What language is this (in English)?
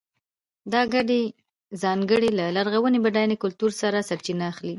Pashto